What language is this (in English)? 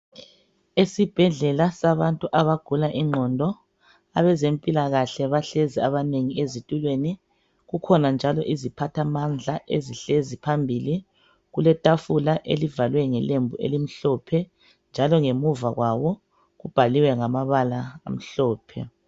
North Ndebele